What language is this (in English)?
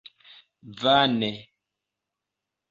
Esperanto